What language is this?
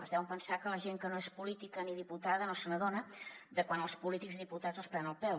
Catalan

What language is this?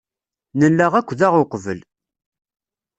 Kabyle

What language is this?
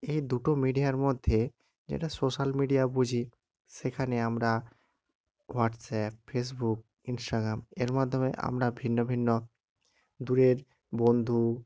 Bangla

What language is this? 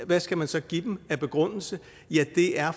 Danish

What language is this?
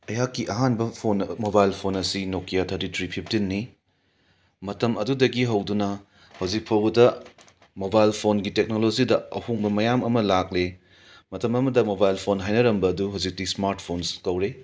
Manipuri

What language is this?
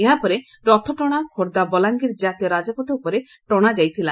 Odia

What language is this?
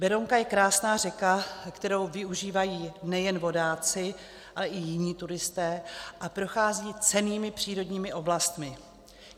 Czech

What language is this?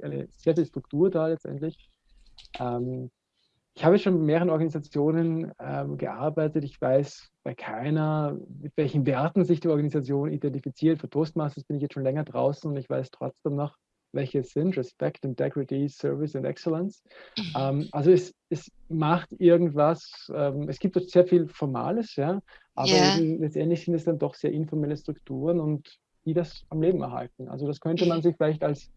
German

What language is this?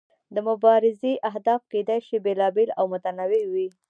Pashto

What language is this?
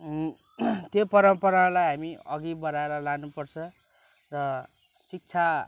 Nepali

